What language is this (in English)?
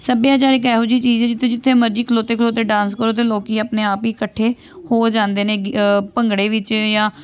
Punjabi